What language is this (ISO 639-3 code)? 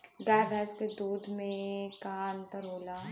bho